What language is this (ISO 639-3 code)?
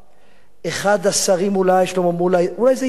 heb